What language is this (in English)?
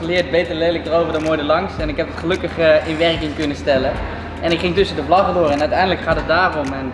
Dutch